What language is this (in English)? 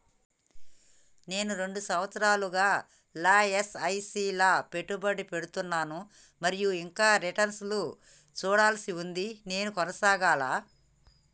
Telugu